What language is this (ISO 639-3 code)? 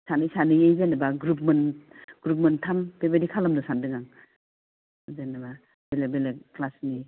brx